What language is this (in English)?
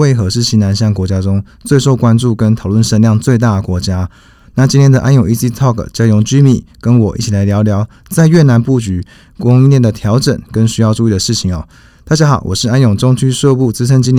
Chinese